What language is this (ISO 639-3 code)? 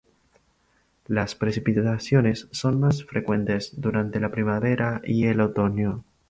spa